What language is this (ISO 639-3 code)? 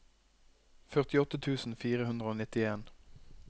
nor